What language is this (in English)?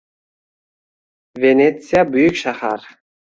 Uzbek